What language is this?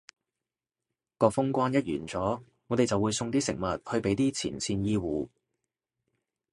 Cantonese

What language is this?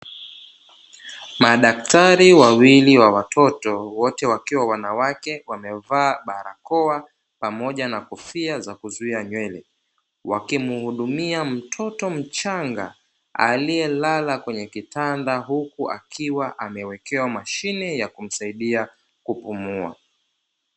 Swahili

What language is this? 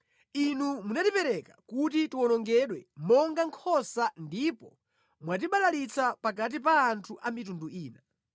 Nyanja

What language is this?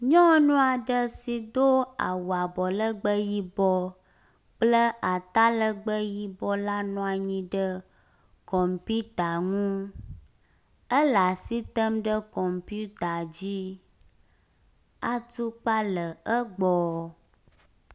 Ewe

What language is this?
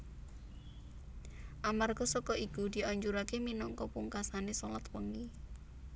Javanese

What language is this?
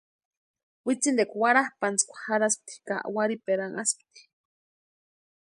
Western Highland Purepecha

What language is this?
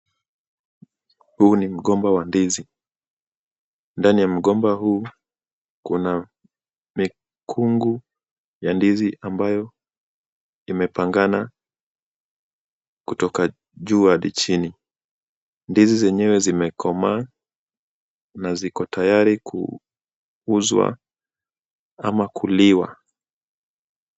Swahili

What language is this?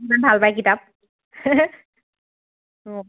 Assamese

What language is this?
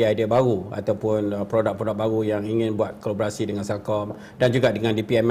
Malay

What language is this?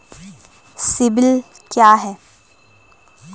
Hindi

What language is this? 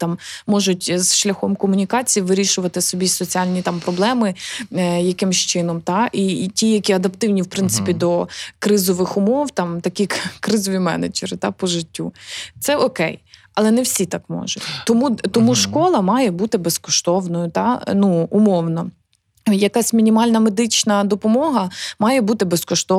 Ukrainian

